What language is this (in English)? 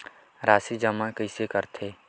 Chhattisgarhi